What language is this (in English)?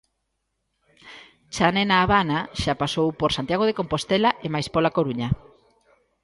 Galician